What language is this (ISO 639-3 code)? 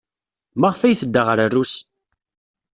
kab